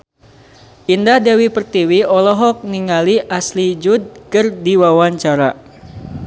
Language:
Sundanese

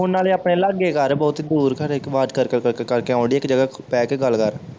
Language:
Punjabi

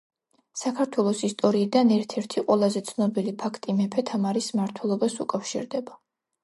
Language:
Georgian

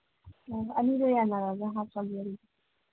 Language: Manipuri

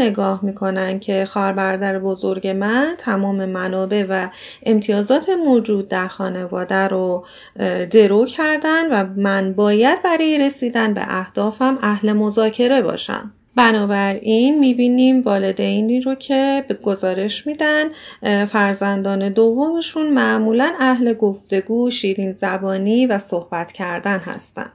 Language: Persian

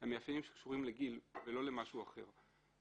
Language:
Hebrew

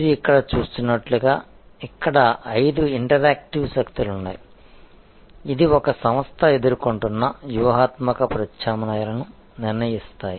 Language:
Telugu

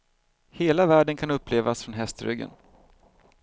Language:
Swedish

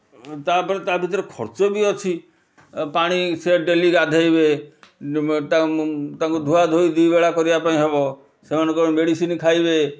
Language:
Odia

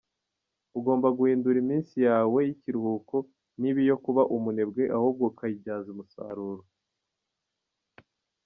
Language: Kinyarwanda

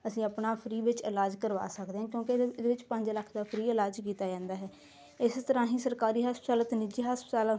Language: Punjabi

